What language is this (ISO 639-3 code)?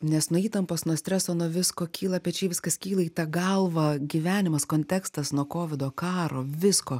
lit